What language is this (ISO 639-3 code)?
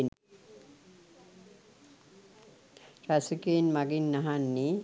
sin